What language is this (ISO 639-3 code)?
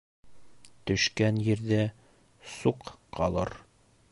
bak